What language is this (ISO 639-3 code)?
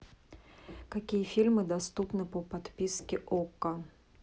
rus